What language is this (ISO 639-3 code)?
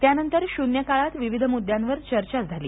mar